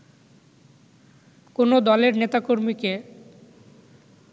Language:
Bangla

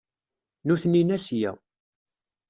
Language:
Kabyle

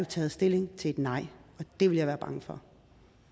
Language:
Danish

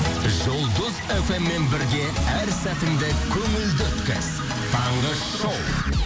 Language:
Kazakh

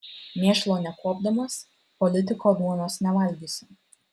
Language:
Lithuanian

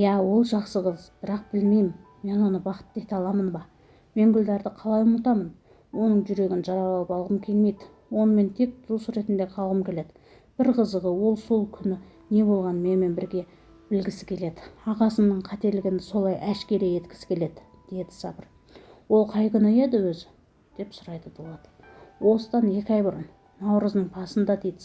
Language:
Turkish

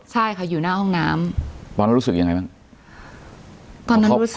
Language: Thai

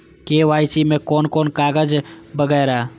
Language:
Maithili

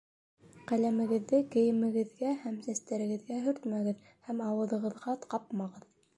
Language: Bashkir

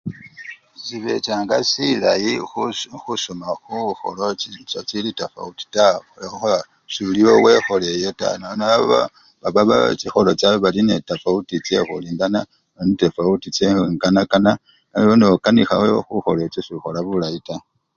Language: Luyia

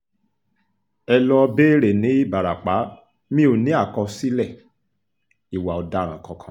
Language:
Yoruba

